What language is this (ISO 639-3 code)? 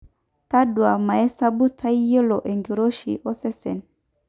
mas